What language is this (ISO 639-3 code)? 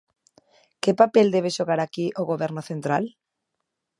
glg